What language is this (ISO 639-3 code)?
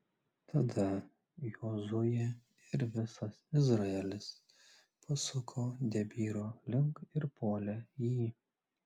lit